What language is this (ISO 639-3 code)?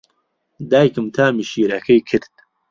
ckb